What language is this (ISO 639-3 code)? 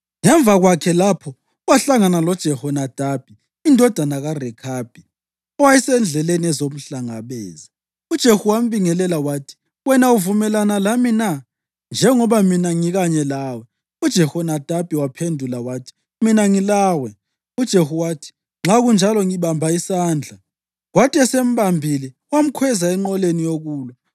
nde